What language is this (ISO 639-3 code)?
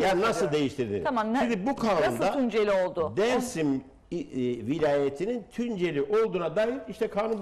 tur